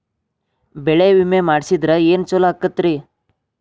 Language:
Kannada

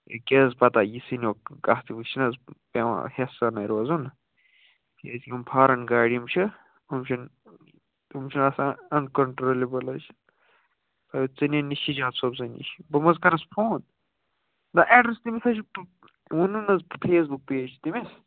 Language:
Kashmiri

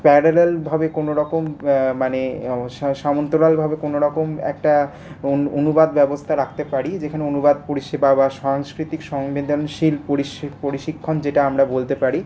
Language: Bangla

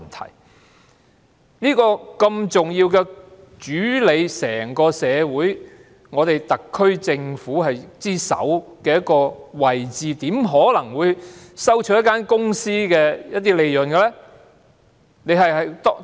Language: Cantonese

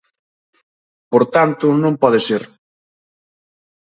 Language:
Galician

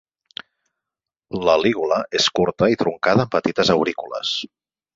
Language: Catalan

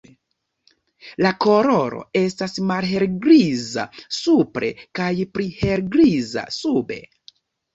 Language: Esperanto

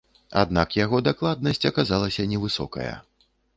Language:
Belarusian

